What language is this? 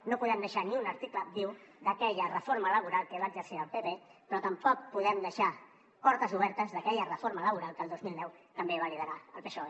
Catalan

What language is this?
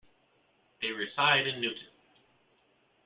English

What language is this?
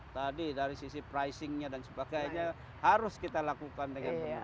Indonesian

